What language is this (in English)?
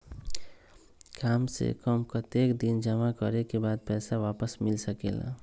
Magahi